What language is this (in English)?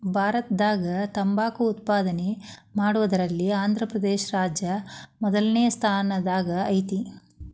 Kannada